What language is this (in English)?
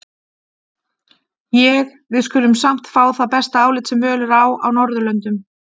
Icelandic